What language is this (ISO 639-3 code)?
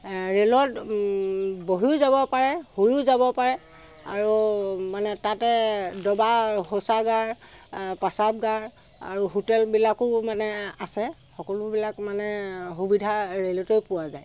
asm